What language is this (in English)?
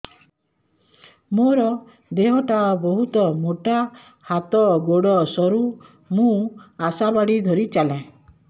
Odia